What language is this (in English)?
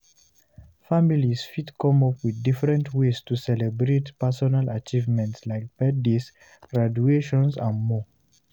Nigerian Pidgin